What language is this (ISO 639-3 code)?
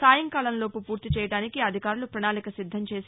tel